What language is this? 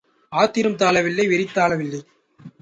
Tamil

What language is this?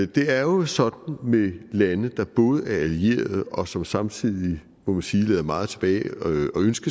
Danish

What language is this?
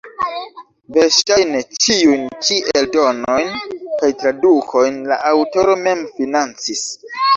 Esperanto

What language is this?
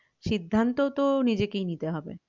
Bangla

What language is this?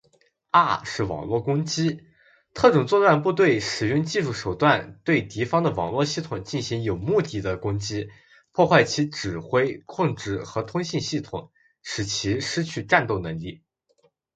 Chinese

